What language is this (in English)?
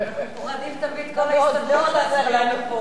Hebrew